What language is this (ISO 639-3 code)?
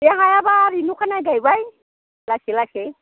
brx